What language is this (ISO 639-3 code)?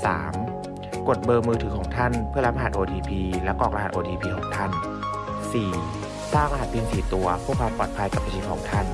tha